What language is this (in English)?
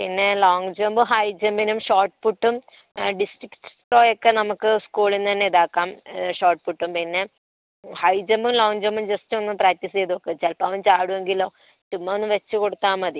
Malayalam